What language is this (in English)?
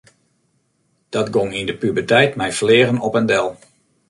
Western Frisian